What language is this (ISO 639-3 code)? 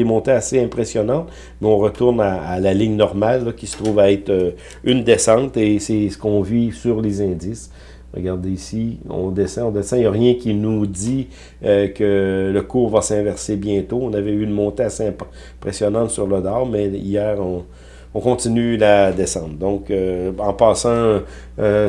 fra